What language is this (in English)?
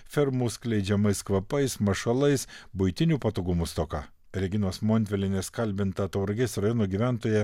Lithuanian